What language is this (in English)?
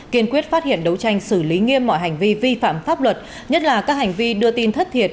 Vietnamese